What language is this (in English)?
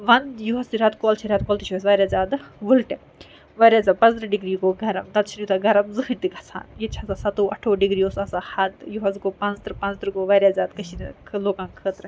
Kashmiri